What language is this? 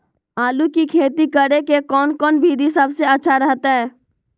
Magahi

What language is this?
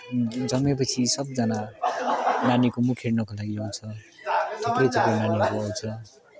Nepali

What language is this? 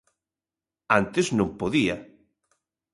Galician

